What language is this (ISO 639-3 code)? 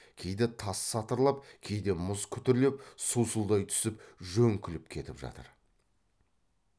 kaz